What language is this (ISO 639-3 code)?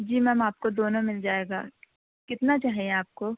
urd